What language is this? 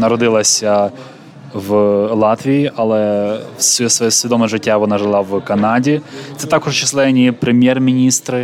Ukrainian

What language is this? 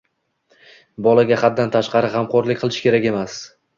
Uzbek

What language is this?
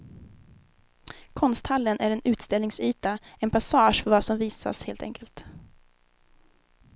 Swedish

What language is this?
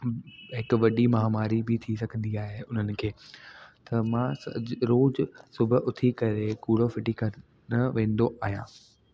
Sindhi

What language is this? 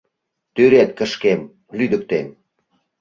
Mari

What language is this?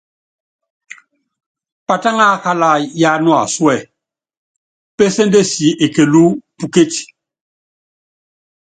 Yangben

